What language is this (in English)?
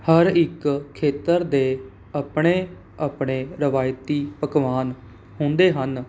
Punjabi